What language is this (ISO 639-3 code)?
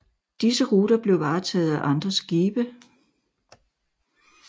dan